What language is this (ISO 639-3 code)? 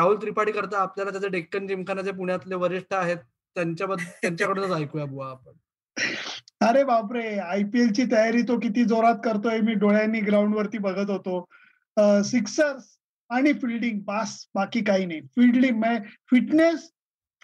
mar